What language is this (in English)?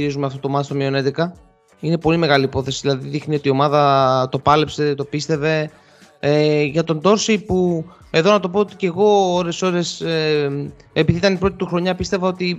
Greek